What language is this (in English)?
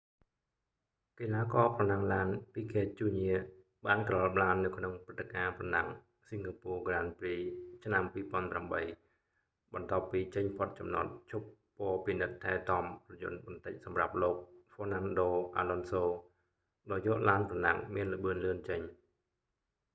Khmer